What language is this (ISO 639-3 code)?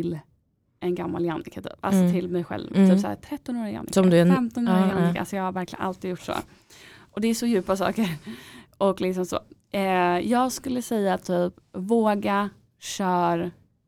swe